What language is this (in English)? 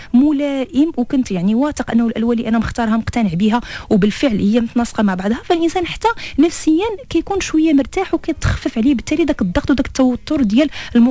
Arabic